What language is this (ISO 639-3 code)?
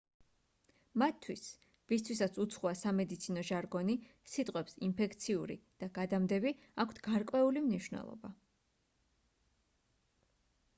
kat